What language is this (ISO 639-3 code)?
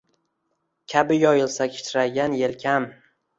uzb